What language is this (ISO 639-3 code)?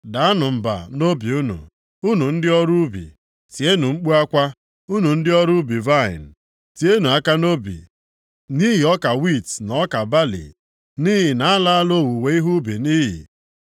ibo